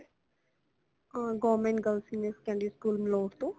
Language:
Punjabi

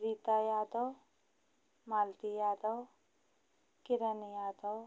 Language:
Hindi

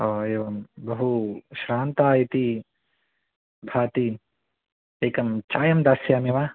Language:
Sanskrit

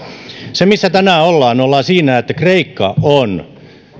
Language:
Finnish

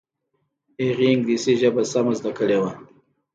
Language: Pashto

